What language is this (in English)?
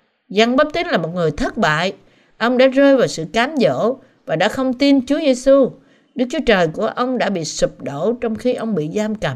Vietnamese